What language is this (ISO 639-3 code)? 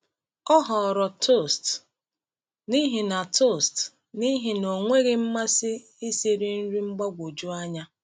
ibo